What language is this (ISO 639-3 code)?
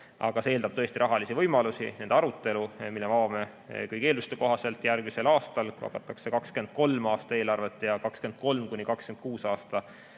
est